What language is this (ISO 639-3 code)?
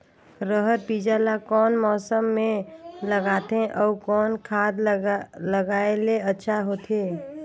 hne